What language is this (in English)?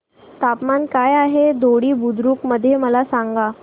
Marathi